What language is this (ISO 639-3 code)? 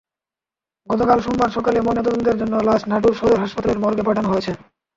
ben